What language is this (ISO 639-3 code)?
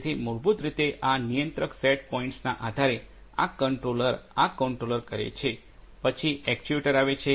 guj